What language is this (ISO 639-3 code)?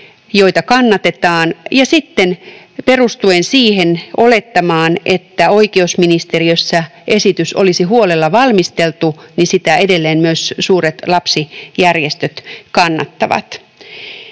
fin